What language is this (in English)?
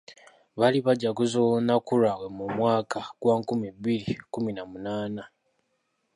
Ganda